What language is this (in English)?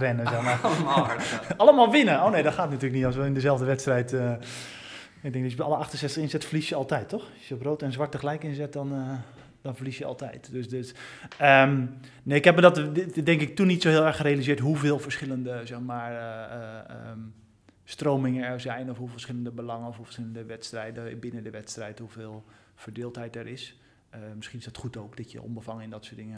Dutch